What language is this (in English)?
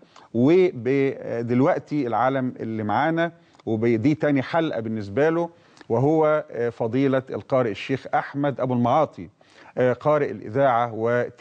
Arabic